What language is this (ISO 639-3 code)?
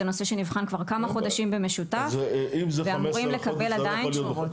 heb